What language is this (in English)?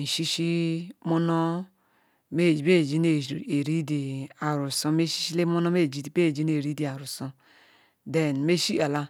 Ikwere